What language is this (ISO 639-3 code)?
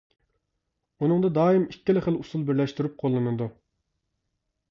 uig